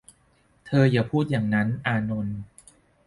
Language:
Thai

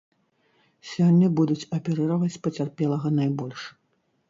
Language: Belarusian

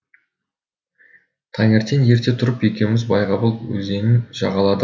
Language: Kazakh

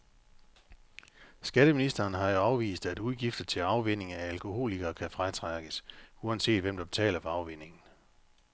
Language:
Danish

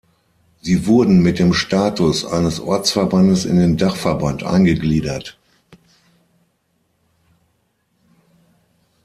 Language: German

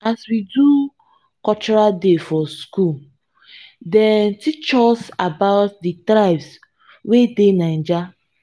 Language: Nigerian Pidgin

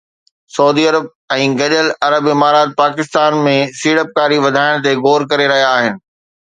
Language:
Sindhi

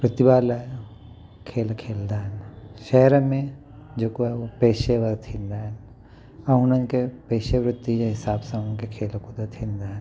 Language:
Sindhi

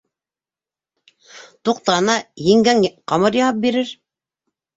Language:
Bashkir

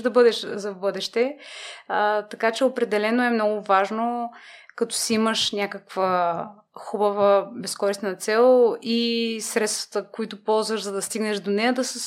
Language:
Bulgarian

